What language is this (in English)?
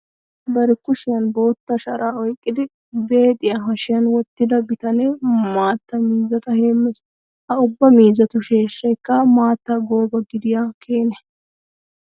Wolaytta